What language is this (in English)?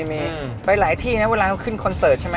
Thai